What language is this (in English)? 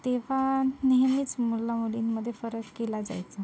Marathi